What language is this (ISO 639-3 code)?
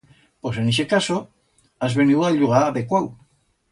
arg